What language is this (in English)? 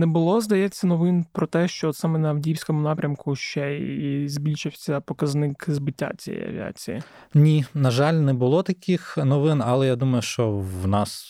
Ukrainian